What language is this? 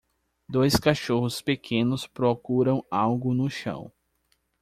Portuguese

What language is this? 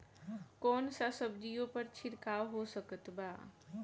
Bhojpuri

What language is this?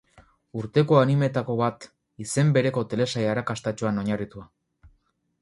Basque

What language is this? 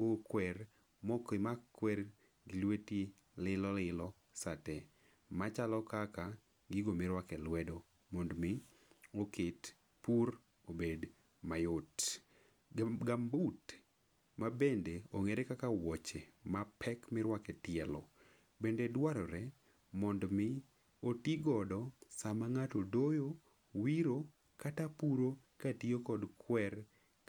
Luo (Kenya and Tanzania)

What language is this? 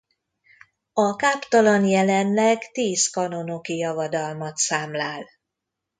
Hungarian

